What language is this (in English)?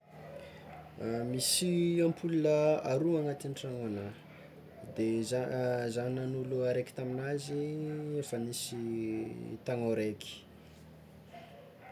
Tsimihety Malagasy